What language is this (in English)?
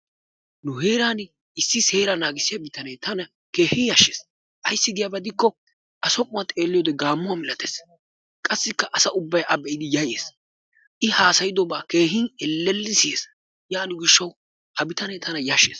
Wolaytta